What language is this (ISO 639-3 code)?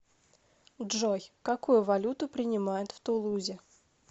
rus